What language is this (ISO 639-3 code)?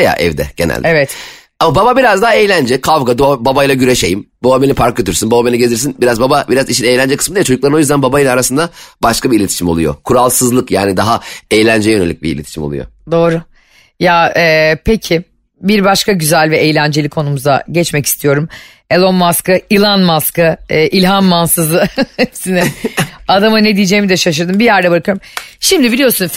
tur